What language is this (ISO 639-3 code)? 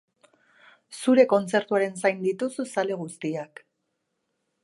eus